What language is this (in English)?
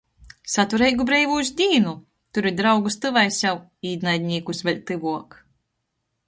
Latgalian